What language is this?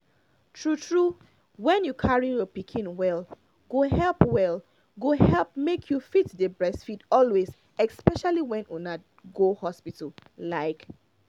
Nigerian Pidgin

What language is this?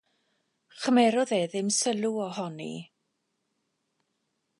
Welsh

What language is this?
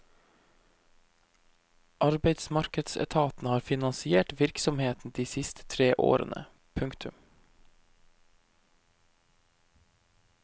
Norwegian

